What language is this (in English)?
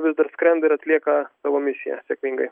Lithuanian